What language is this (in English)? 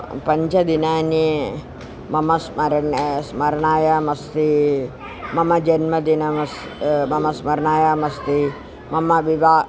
Sanskrit